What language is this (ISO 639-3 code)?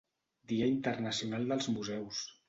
cat